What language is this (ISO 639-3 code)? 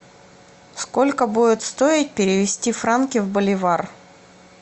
rus